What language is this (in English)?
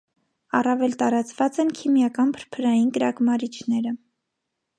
Armenian